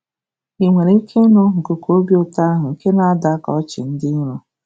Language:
Igbo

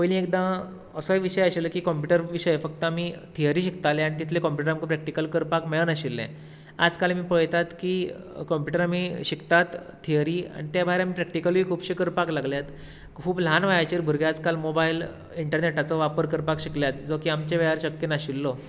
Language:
Konkani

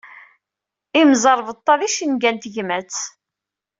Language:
Kabyle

